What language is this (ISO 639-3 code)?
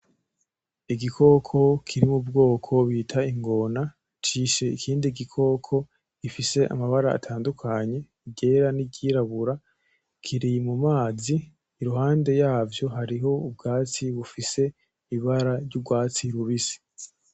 run